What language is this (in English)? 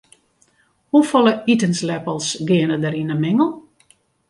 Western Frisian